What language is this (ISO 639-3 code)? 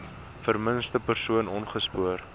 afr